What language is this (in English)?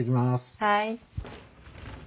Japanese